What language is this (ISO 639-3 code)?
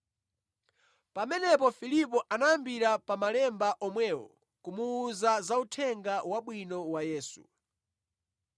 nya